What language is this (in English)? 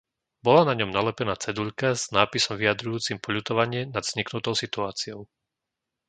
Slovak